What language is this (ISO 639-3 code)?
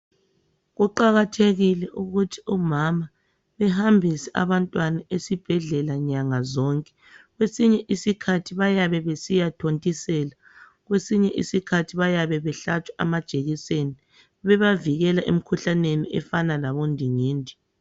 nde